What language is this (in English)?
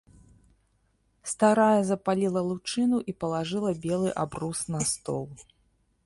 Belarusian